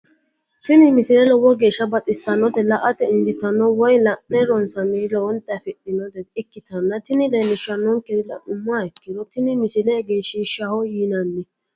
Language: Sidamo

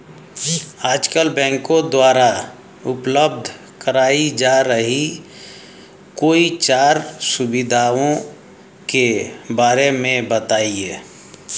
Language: Hindi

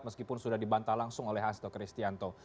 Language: Indonesian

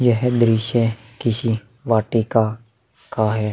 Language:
Hindi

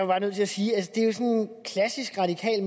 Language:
Danish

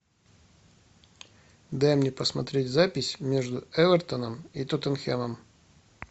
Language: Russian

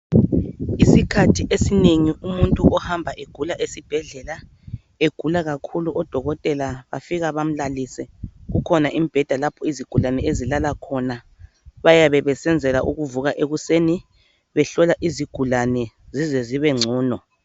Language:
North Ndebele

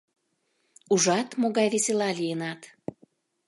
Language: Mari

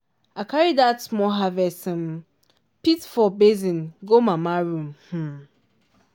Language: Nigerian Pidgin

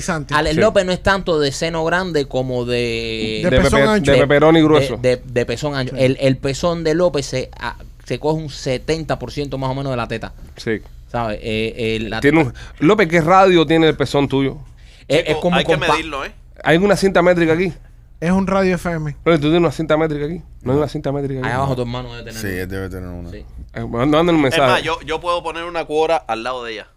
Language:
Spanish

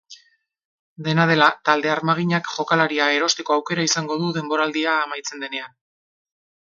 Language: Basque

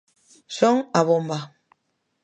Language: Galician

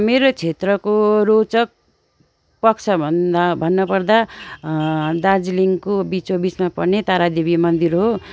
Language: Nepali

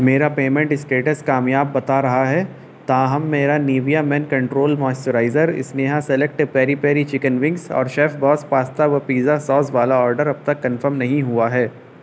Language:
Urdu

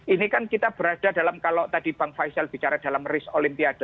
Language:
Indonesian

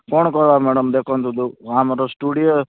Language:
Odia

